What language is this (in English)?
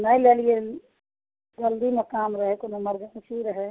Maithili